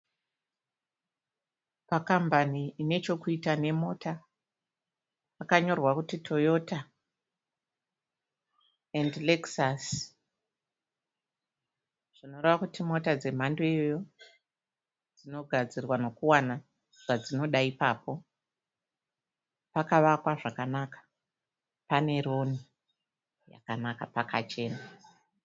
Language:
Shona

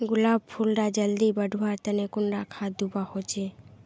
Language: Magahi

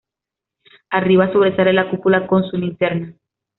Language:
Spanish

